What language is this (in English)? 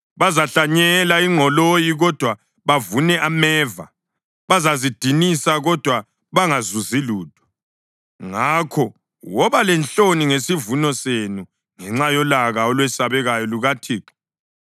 North Ndebele